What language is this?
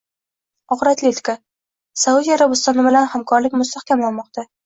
Uzbek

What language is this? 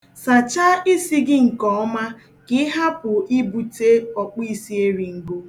Igbo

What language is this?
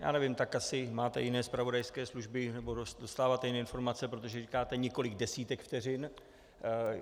Czech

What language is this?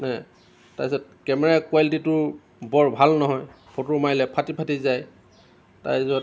Assamese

